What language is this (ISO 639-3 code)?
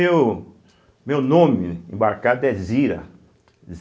por